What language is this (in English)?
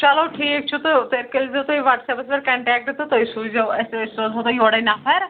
Kashmiri